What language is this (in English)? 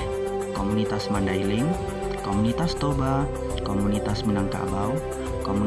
Indonesian